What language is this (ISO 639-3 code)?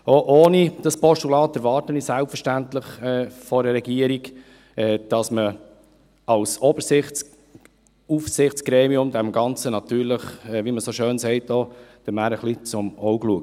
gsw